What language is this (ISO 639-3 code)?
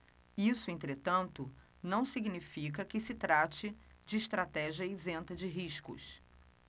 por